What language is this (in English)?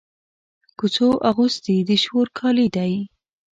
Pashto